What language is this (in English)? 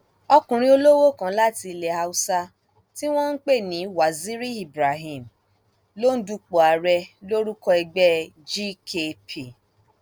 Yoruba